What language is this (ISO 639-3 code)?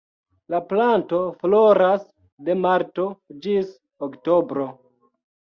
epo